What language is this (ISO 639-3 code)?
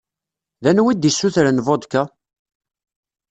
kab